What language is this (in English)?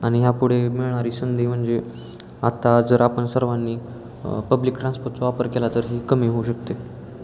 Marathi